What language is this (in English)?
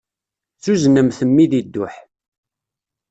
Kabyle